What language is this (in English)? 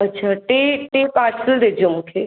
Sindhi